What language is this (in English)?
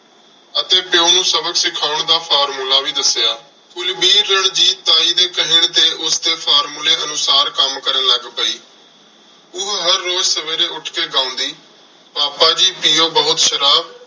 Punjabi